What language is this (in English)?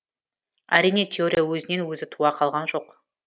Kazakh